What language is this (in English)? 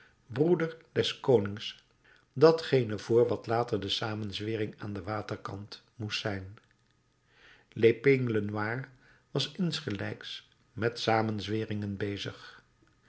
Dutch